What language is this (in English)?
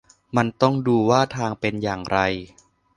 Thai